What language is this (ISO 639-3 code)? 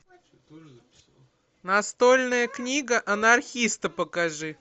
rus